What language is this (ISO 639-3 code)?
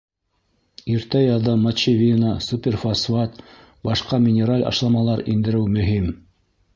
bak